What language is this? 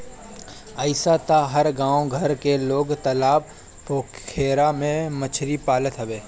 Bhojpuri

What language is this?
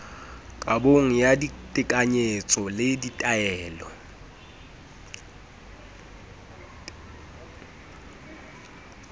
Southern Sotho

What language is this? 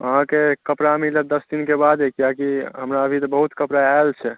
Maithili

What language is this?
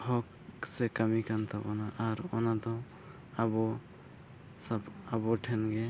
Santali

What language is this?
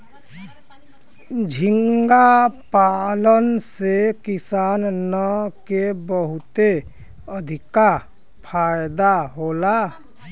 Bhojpuri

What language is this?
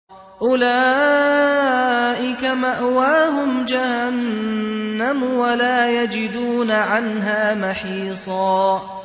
Arabic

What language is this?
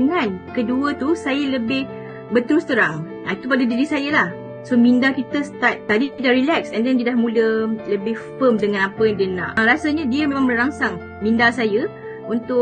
Malay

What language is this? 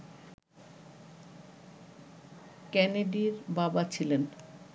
Bangla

